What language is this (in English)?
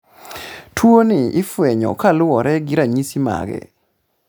Luo (Kenya and Tanzania)